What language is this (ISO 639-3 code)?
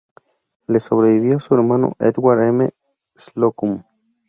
spa